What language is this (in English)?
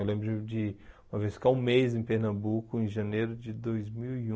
Portuguese